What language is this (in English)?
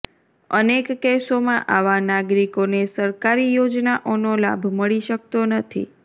Gujarati